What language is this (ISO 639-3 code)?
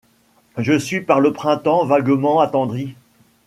fra